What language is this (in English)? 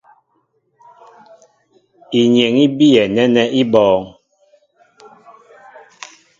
Mbo (Cameroon)